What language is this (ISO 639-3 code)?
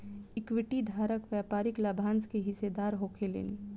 bho